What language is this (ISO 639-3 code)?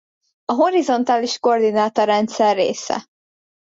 hun